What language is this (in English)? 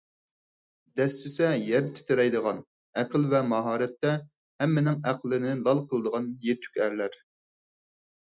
Uyghur